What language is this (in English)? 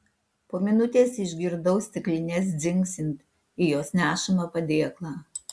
Lithuanian